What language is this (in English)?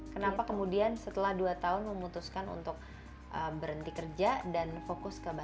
Indonesian